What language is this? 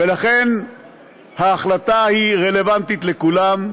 Hebrew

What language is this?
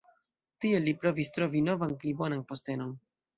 Esperanto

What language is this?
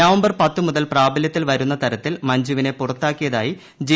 Malayalam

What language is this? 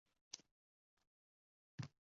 Uzbek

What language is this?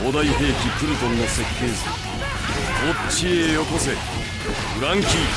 Japanese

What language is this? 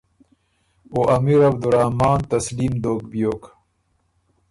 Ormuri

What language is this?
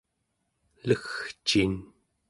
Central Yupik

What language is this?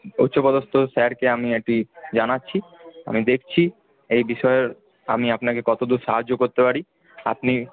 Bangla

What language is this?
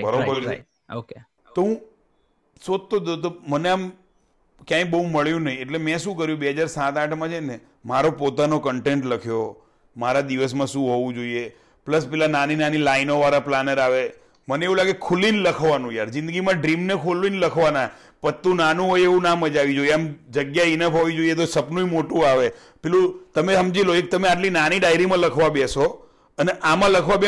Gujarati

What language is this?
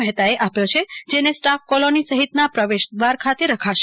Gujarati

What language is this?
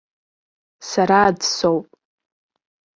Abkhazian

